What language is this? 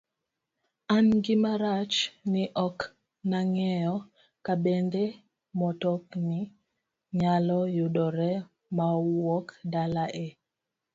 Luo (Kenya and Tanzania)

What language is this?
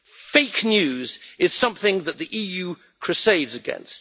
English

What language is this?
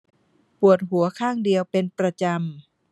Thai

